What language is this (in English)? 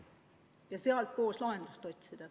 Estonian